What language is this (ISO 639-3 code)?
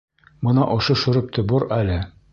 bak